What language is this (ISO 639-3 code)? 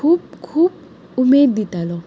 kok